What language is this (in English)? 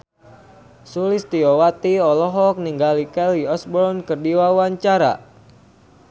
Sundanese